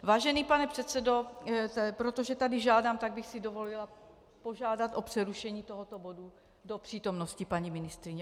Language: Czech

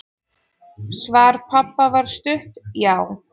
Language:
Icelandic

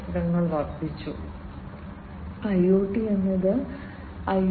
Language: Malayalam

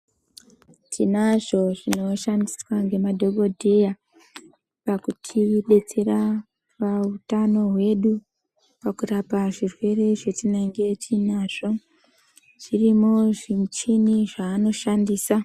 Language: Ndau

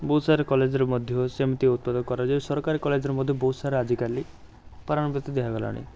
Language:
Odia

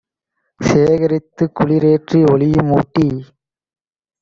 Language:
Tamil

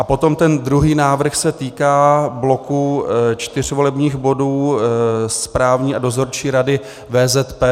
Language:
Czech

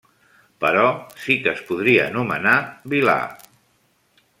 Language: Catalan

